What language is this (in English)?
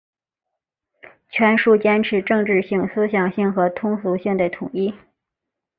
Chinese